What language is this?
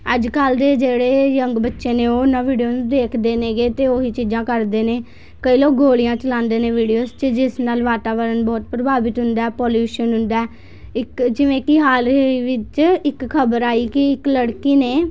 Punjabi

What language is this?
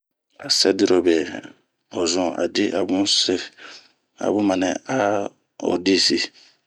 Bomu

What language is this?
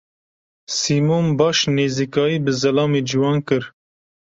Kurdish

